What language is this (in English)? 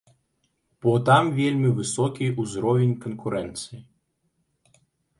Belarusian